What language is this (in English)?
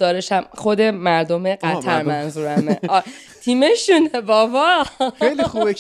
Persian